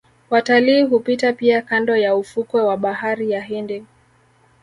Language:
Swahili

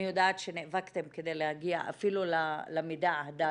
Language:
Hebrew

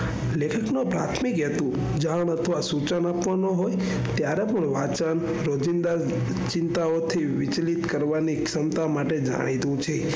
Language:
Gujarati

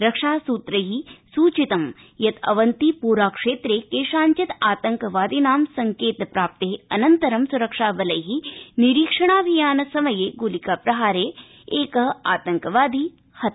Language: Sanskrit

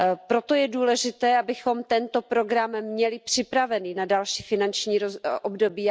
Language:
Czech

